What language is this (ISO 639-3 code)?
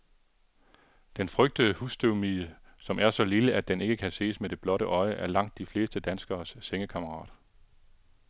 dan